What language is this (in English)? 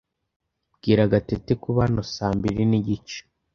Kinyarwanda